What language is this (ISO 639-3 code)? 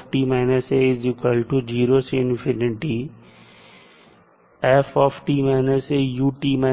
hin